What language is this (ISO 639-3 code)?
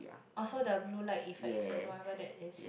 eng